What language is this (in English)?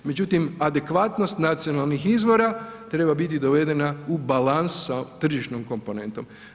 Croatian